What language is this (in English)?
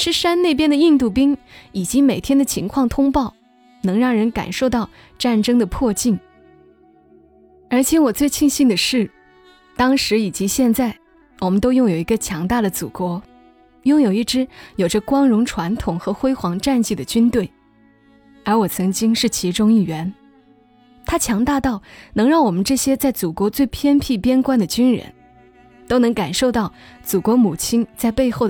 Chinese